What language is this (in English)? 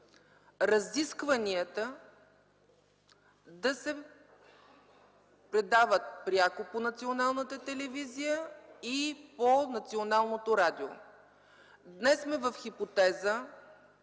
Bulgarian